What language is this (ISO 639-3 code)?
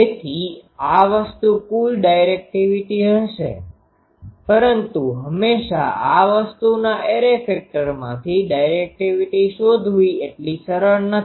guj